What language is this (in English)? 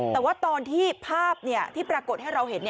Thai